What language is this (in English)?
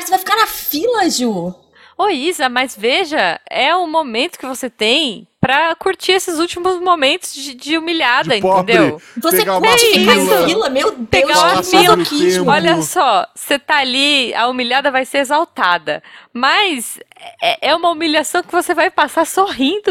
Portuguese